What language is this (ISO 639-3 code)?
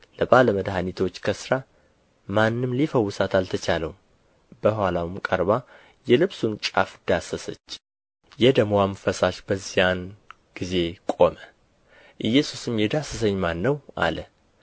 amh